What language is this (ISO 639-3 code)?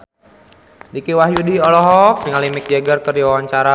sun